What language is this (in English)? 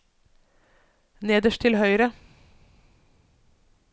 Norwegian